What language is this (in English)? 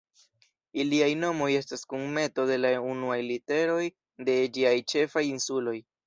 Esperanto